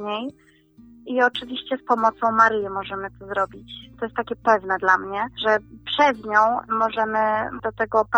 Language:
Polish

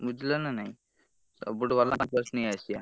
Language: Odia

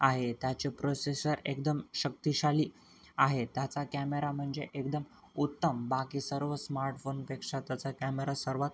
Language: Marathi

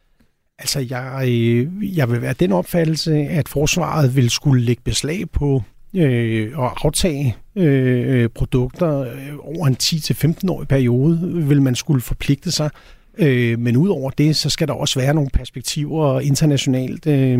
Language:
Danish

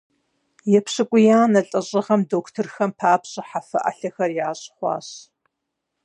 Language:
Kabardian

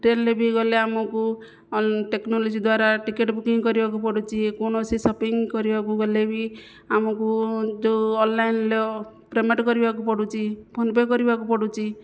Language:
Odia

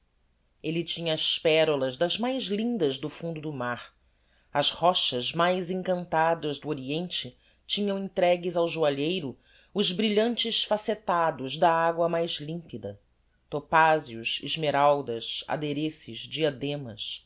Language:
Portuguese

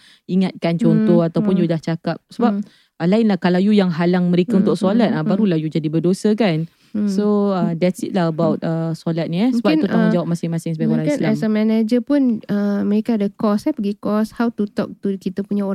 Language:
Malay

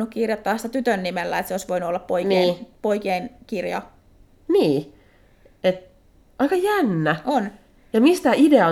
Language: Finnish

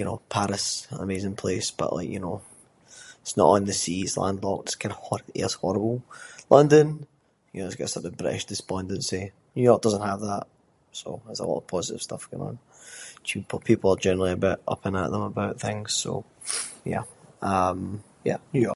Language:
Scots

